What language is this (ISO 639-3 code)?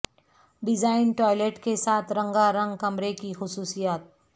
urd